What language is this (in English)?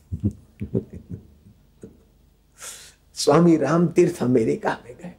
Hindi